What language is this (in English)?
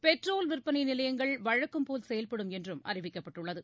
Tamil